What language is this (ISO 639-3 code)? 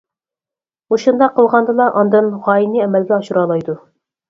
uig